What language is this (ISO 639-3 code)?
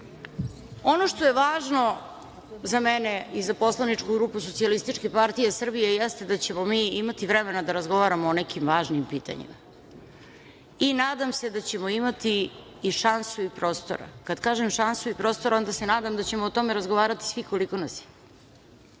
srp